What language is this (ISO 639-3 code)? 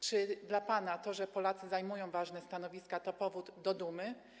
pol